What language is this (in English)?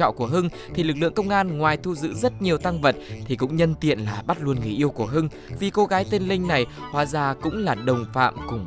Vietnamese